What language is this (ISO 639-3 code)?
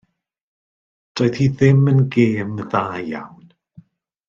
cym